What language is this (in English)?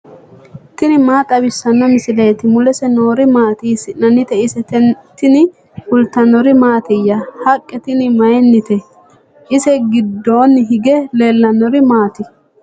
Sidamo